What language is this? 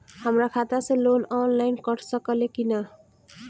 Bhojpuri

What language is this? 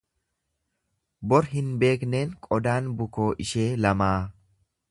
Oromo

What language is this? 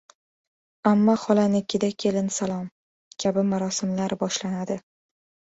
Uzbek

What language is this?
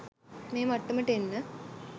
Sinhala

